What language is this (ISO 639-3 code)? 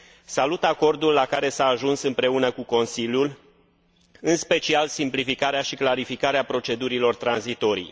ron